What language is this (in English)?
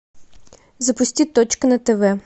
Russian